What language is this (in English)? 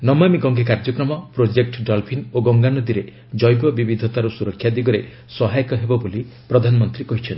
Odia